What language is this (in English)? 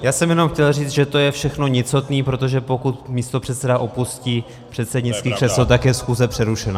Czech